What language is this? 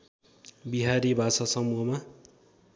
Nepali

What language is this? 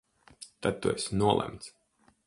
Latvian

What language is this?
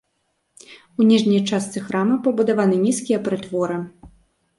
Belarusian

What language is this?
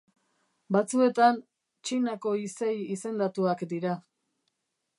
Basque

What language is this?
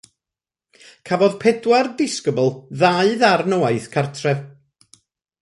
Welsh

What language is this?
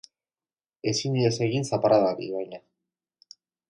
Basque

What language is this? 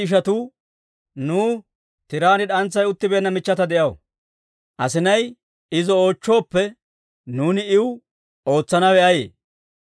Dawro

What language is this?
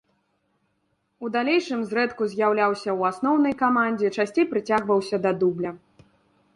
Belarusian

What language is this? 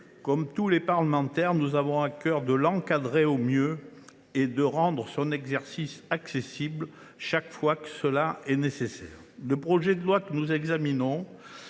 French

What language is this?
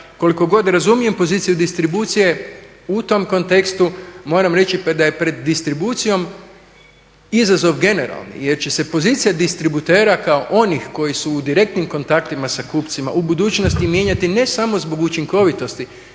Croatian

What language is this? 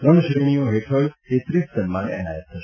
Gujarati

